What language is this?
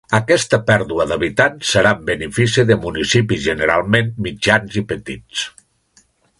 Catalan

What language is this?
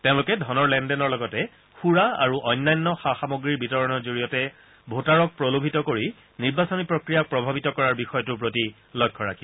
Assamese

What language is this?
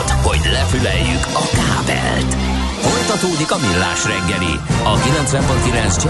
Hungarian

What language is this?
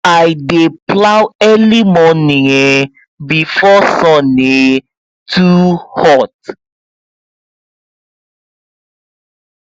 Nigerian Pidgin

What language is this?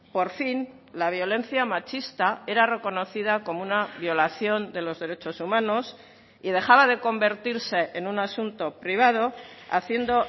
Spanish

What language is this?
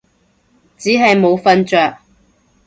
Cantonese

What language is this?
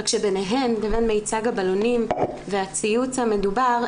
Hebrew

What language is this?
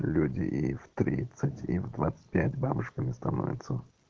Russian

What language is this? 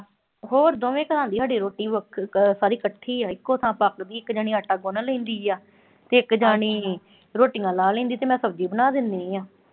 Punjabi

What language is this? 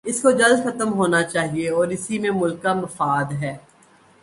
Urdu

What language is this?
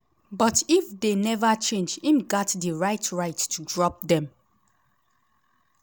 Nigerian Pidgin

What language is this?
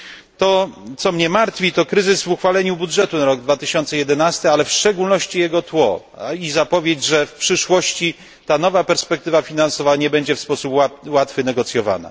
Polish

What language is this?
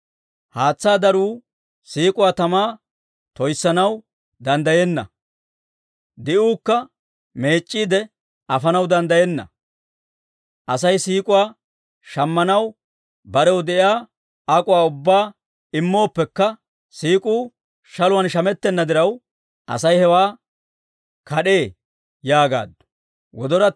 Dawro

